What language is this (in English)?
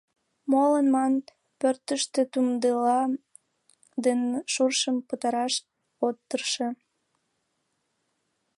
Mari